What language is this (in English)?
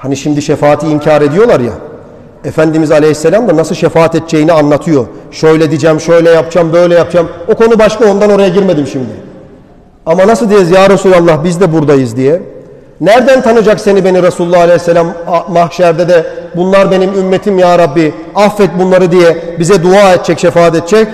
Turkish